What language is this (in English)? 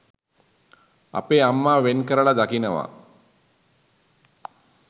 Sinhala